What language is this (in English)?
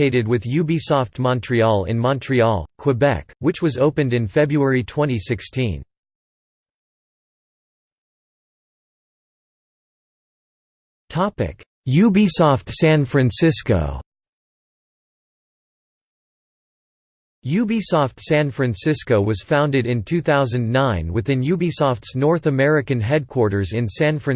English